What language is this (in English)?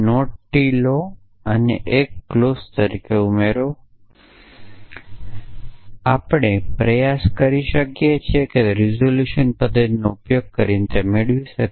Gujarati